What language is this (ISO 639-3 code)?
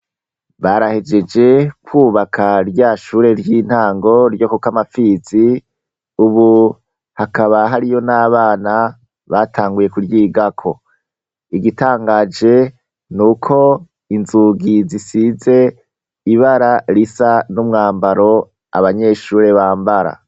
run